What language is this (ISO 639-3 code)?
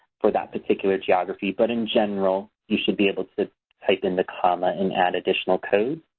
eng